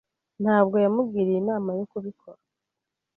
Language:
Kinyarwanda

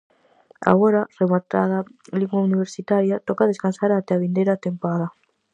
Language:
Galician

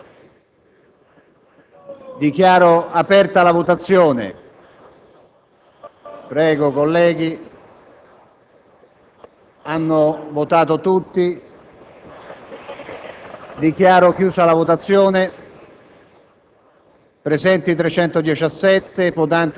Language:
Italian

